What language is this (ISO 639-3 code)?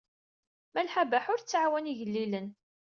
kab